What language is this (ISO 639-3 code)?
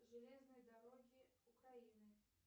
rus